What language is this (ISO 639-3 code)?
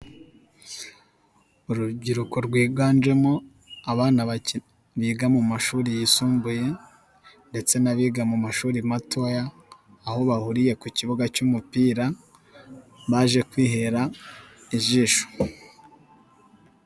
kin